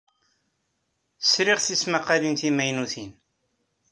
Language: Kabyle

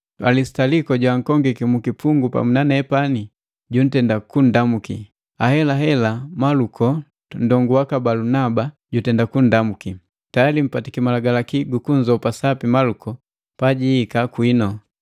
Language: Matengo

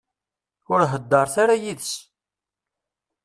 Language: Kabyle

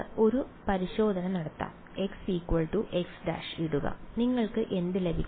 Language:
Malayalam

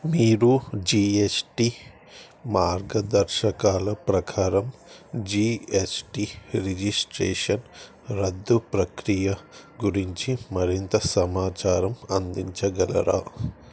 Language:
Telugu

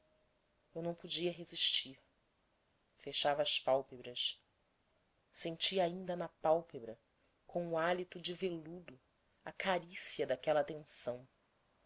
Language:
Portuguese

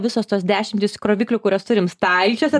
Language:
Lithuanian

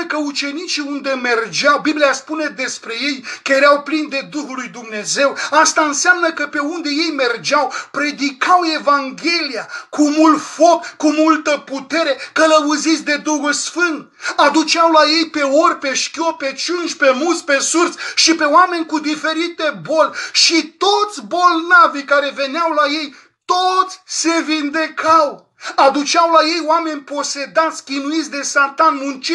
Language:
Romanian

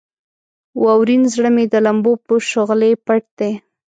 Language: Pashto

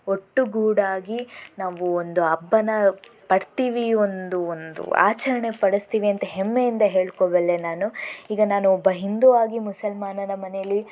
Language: Kannada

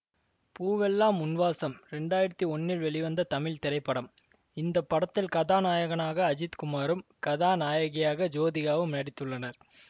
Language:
Tamil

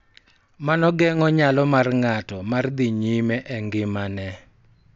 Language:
Luo (Kenya and Tanzania)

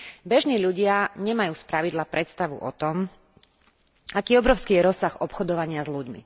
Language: Slovak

